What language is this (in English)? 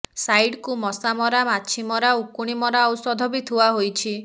Odia